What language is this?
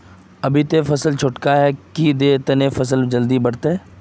Magahi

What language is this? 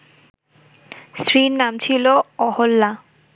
Bangla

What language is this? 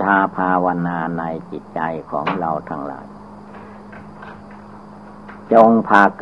Thai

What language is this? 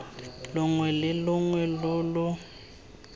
Tswana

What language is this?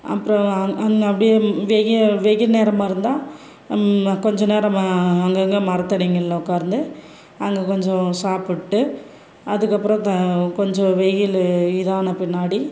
Tamil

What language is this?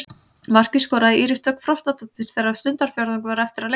Icelandic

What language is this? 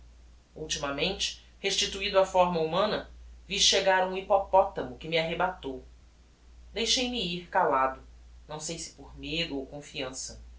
Portuguese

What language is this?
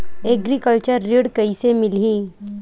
Chhattisgarhi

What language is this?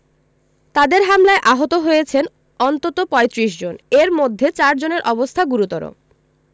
Bangla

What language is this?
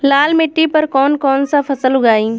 Bhojpuri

